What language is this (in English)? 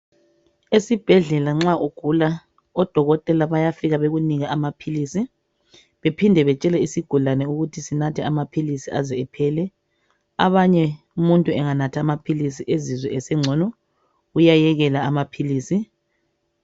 North Ndebele